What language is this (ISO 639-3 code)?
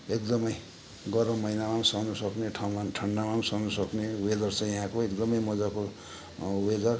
nep